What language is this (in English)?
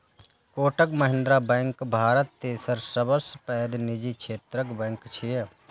Maithili